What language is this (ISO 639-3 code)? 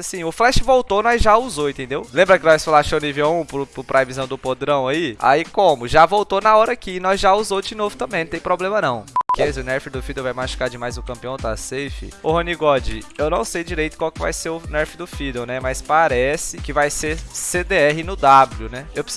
por